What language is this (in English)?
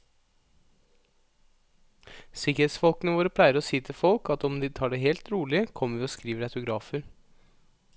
Norwegian